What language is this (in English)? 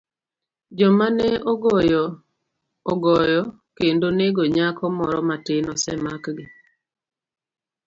Luo (Kenya and Tanzania)